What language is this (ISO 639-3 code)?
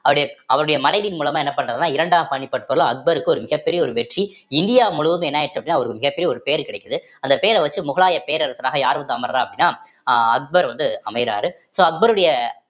tam